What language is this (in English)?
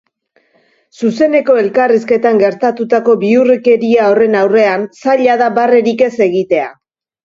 Basque